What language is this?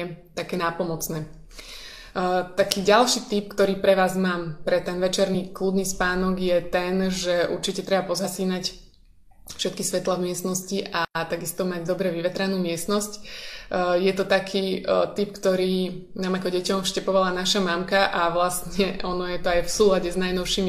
Slovak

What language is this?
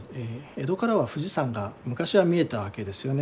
Japanese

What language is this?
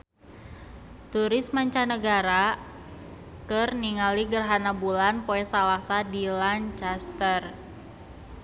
Sundanese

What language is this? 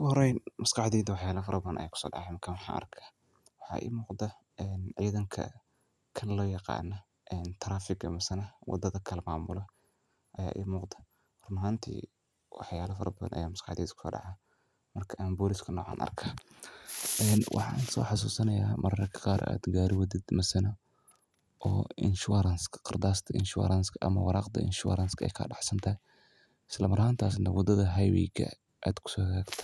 Somali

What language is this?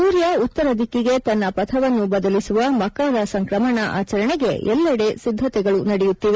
Kannada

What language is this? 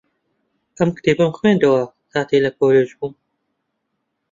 Central Kurdish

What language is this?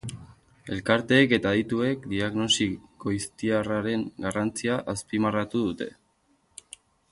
Basque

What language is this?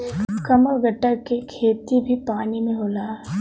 Bhojpuri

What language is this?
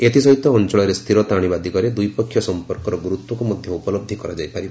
Odia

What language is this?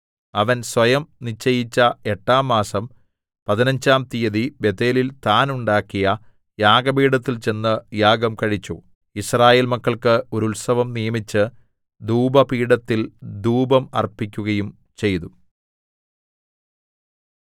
Malayalam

